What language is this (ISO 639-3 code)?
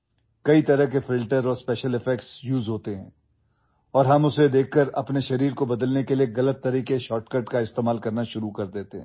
asm